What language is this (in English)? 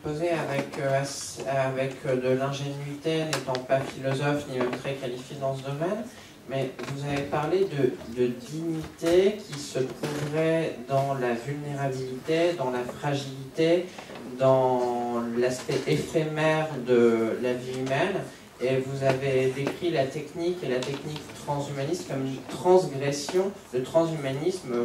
French